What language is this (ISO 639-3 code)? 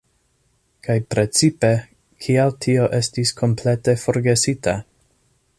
epo